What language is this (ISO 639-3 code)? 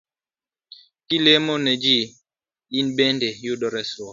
luo